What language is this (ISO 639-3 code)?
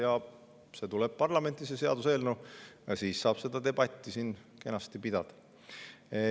est